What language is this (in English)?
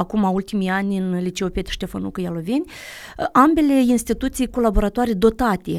Romanian